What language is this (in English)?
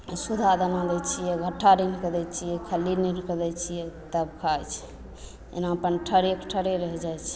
Maithili